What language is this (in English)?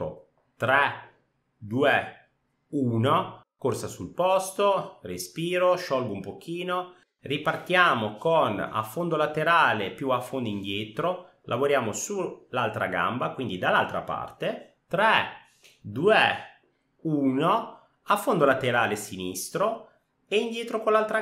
Italian